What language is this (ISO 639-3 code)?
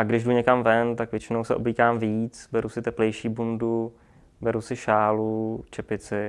ces